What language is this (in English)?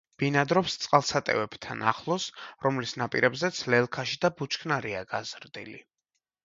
Georgian